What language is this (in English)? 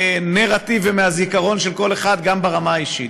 Hebrew